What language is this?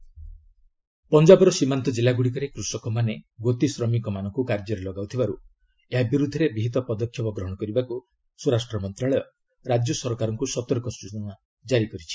Odia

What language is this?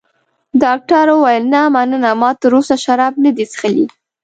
Pashto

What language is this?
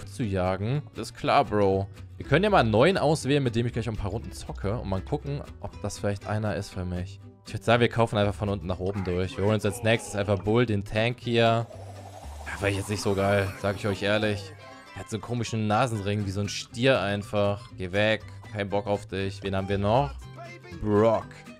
German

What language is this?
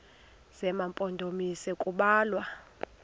Xhosa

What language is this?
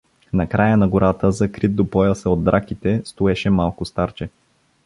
Bulgarian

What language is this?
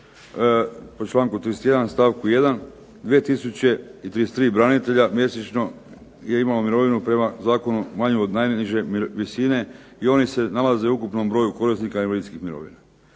Croatian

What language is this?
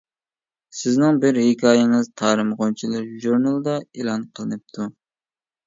Uyghur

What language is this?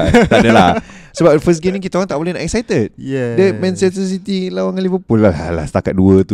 Malay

